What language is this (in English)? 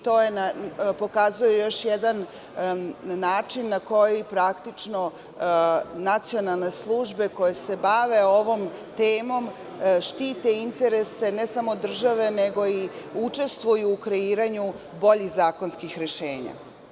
Serbian